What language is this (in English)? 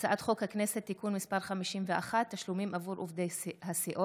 Hebrew